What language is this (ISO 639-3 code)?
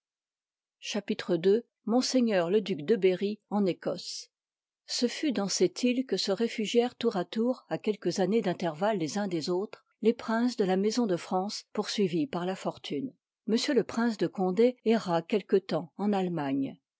fra